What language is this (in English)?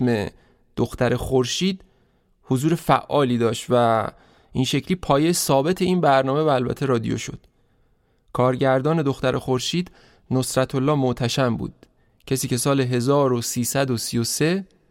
Persian